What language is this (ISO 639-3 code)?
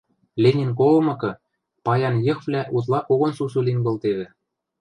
mrj